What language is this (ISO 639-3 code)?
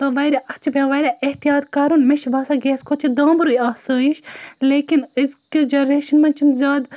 kas